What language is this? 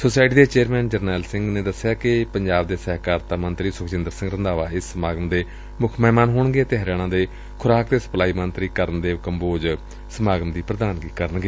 Punjabi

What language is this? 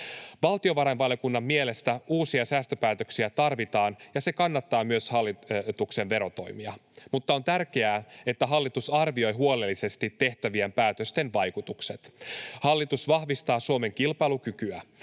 Finnish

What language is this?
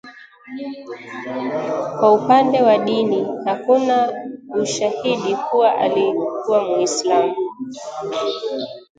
Swahili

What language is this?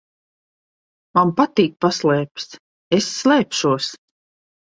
Latvian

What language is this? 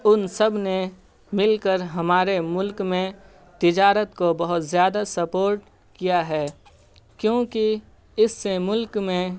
Urdu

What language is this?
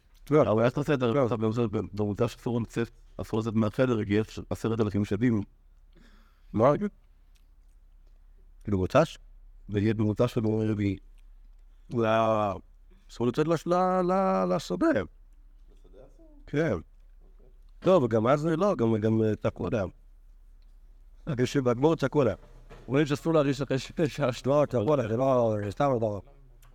Hebrew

